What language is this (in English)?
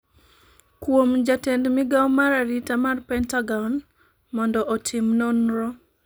Luo (Kenya and Tanzania)